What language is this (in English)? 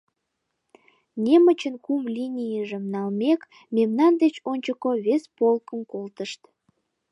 Mari